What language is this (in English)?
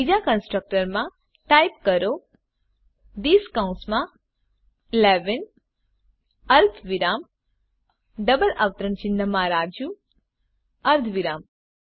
Gujarati